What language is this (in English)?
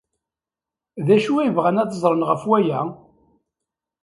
Kabyle